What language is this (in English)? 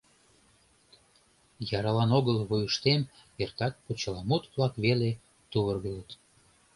Mari